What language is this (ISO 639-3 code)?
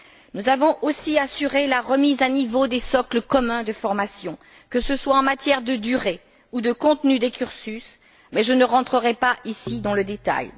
fra